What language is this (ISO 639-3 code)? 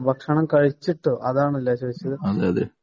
mal